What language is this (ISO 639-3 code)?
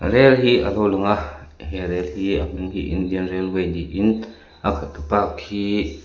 lus